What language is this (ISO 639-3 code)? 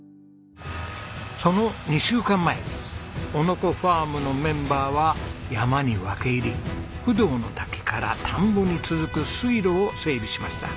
jpn